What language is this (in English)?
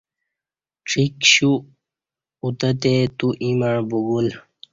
Kati